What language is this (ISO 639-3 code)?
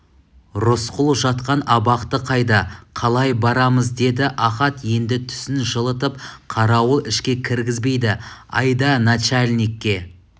kaz